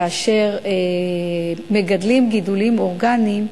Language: Hebrew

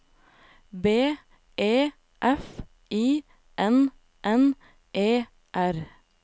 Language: Norwegian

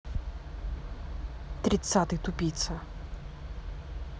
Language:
Russian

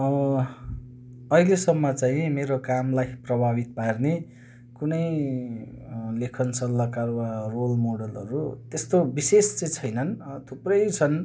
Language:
Nepali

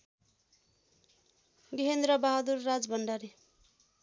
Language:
Nepali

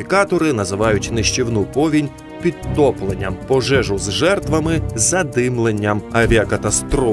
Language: Ukrainian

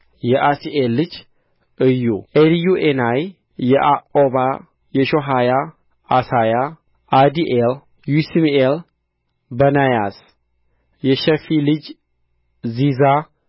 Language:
Amharic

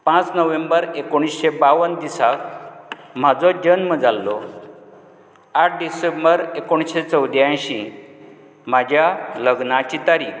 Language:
Konkani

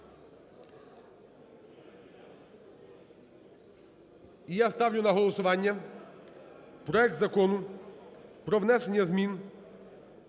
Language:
Ukrainian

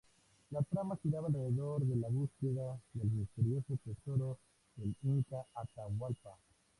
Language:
Spanish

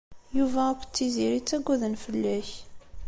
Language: Kabyle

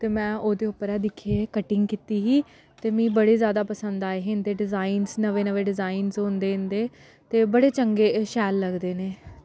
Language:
Dogri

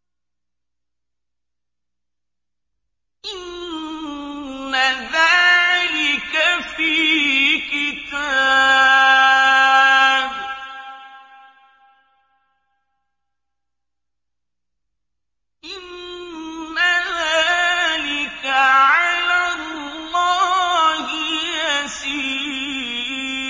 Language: Arabic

